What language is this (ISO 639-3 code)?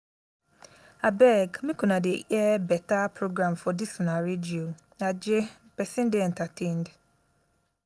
pcm